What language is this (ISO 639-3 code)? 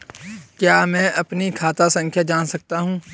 hin